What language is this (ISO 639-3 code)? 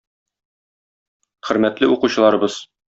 tat